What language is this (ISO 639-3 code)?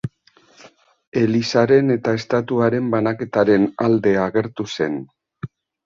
eus